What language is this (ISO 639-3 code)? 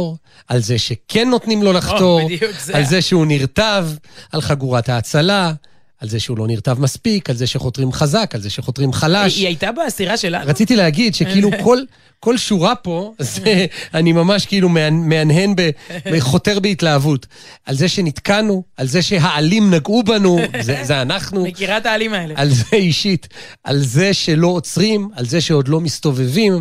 heb